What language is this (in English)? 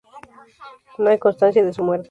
Spanish